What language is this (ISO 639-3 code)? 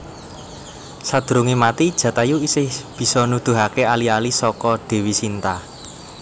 jav